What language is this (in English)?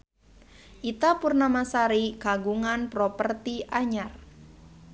Sundanese